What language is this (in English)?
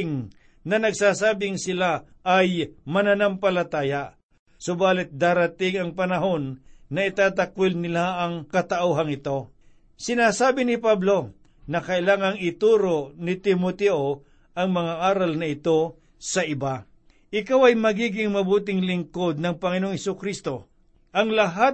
Filipino